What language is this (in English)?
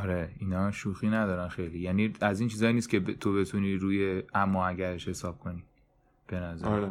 Persian